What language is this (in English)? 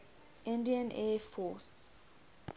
English